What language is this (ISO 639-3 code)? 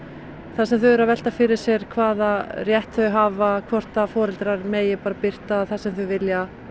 isl